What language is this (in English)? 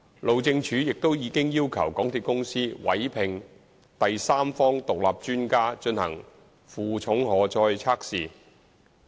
Cantonese